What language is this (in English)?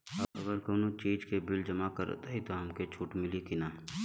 Bhojpuri